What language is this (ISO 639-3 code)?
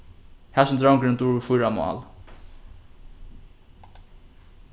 fao